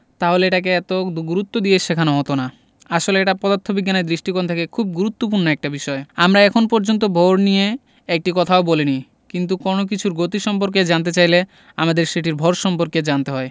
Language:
Bangla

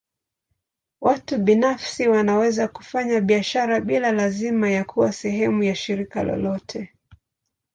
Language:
Swahili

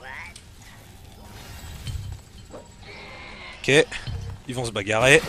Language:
French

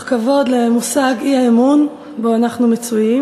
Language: Hebrew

